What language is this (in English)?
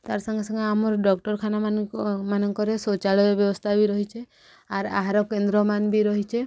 Odia